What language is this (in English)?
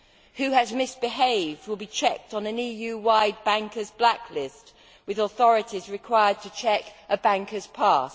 English